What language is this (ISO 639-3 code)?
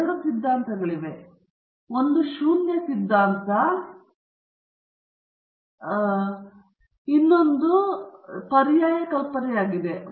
kan